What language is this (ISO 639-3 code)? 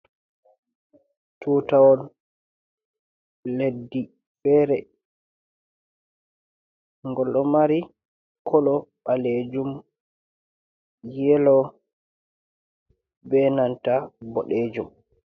ful